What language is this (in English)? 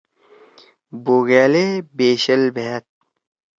Torwali